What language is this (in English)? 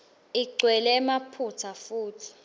Swati